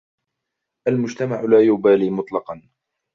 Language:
Arabic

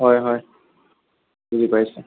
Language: Assamese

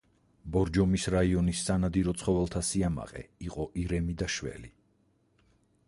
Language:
Georgian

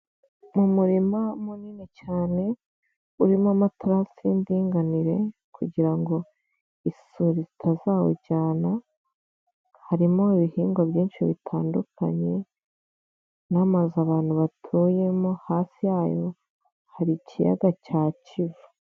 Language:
Kinyarwanda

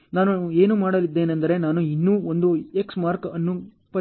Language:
Kannada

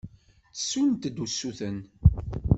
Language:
Kabyle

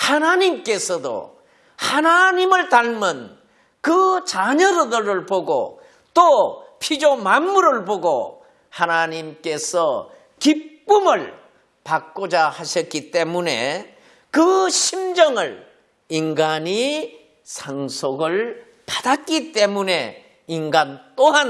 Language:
Korean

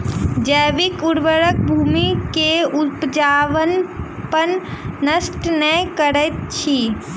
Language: Maithili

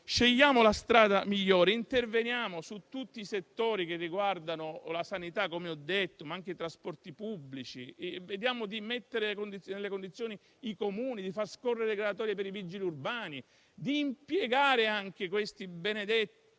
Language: Italian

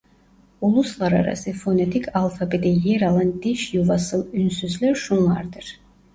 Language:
Turkish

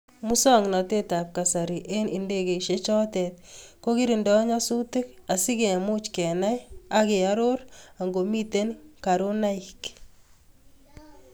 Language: Kalenjin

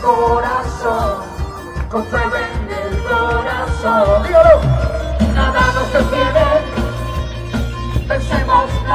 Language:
Spanish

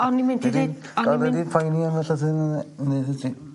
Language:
Welsh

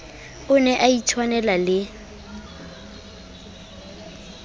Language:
Southern Sotho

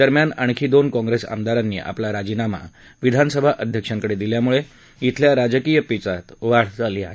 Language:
Marathi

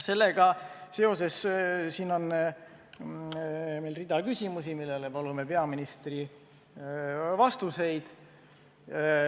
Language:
Estonian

